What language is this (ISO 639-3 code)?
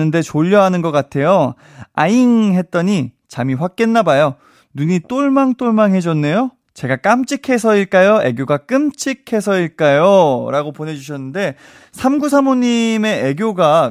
kor